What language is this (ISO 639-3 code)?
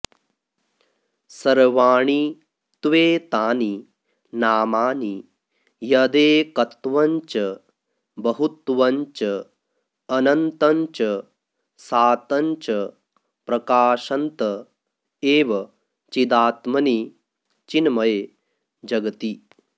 san